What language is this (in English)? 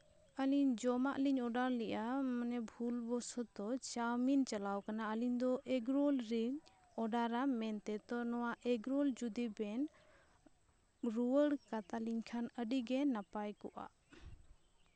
Santali